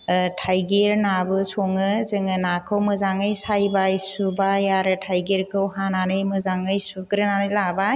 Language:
Bodo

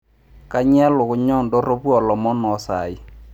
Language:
Masai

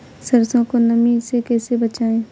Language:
Hindi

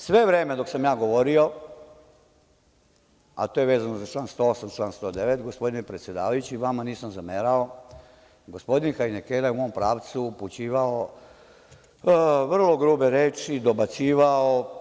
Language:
Serbian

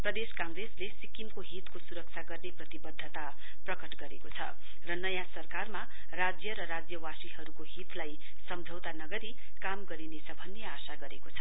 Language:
Nepali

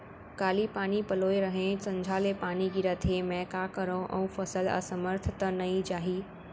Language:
Chhattisgarhi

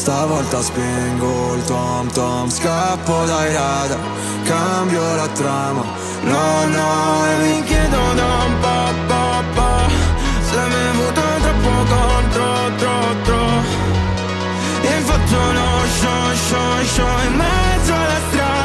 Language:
Italian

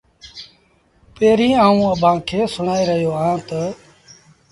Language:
Sindhi Bhil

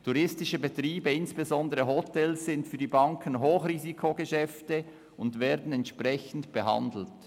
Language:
Swiss German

